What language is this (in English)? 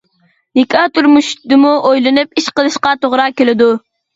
Uyghur